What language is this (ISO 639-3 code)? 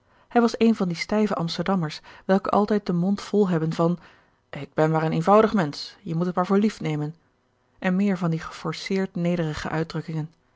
nld